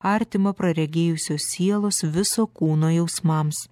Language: Lithuanian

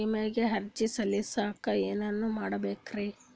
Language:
Kannada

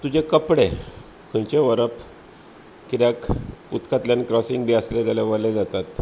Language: Konkani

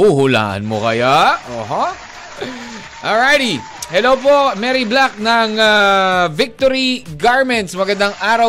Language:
Filipino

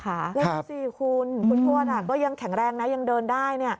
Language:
Thai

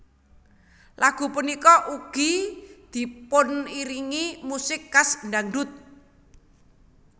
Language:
Javanese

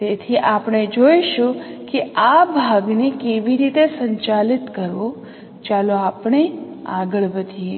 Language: Gujarati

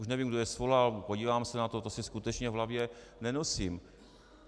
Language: Czech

